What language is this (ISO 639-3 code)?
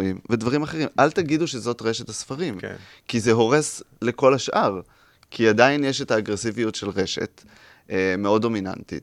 heb